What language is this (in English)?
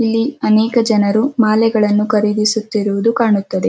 Kannada